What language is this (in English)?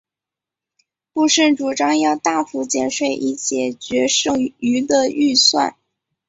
Chinese